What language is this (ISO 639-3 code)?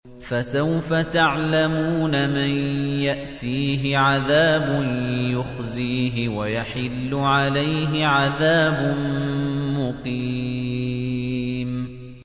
ara